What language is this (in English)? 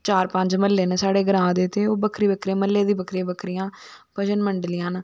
Dogri